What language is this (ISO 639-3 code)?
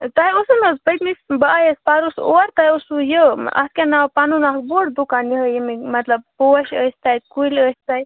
kas